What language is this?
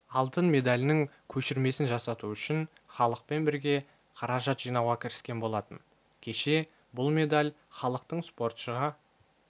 Kazakh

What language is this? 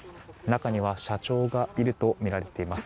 Japanese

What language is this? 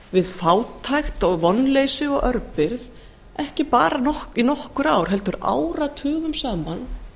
Icelandic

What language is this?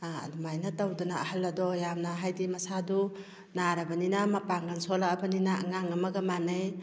Manipuri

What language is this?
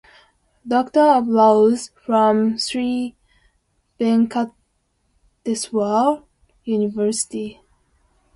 English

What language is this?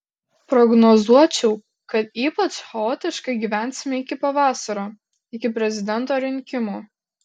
Lithuanian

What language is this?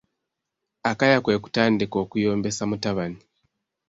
Ganda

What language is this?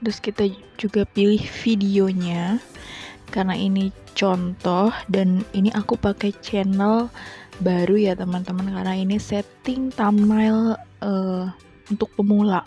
Indonesian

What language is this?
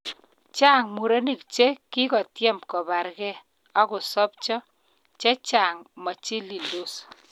Kalenjin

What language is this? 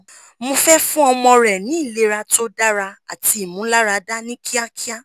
Yoruba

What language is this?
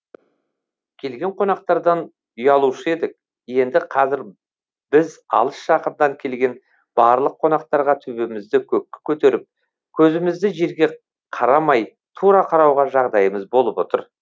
Kazakh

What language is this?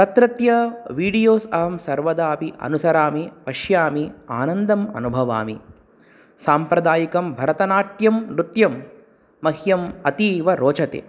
Sanskrit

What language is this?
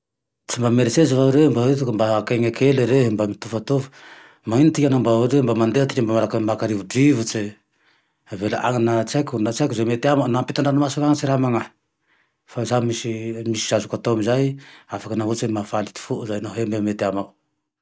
Tandroy-Mahafaly Malagasy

